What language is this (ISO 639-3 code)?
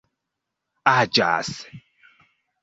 epo